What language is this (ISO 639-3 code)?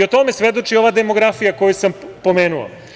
srp